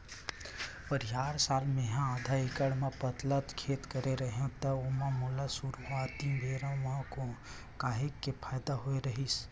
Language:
Chhattisgarhi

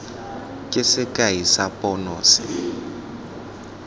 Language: Tswana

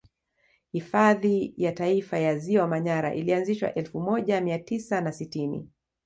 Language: Swahili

